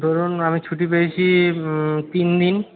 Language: Bangla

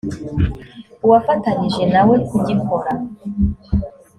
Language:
Kinyarwanda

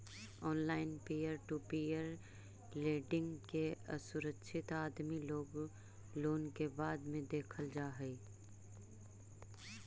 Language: Magahi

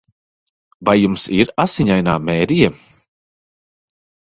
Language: Latvian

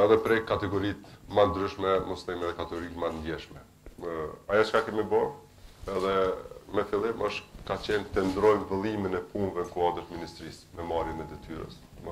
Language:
Romanian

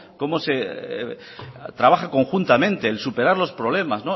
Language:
Spanish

